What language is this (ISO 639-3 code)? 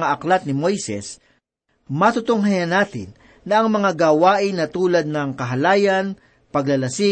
fil